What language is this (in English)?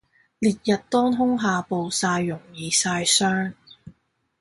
Cantonese